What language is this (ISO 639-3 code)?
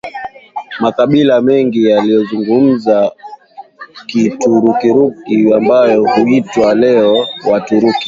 swa